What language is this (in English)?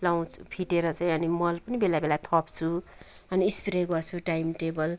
Nepali